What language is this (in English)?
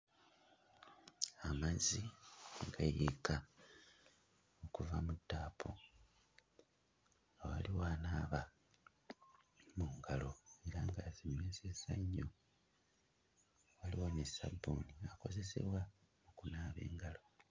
Ganda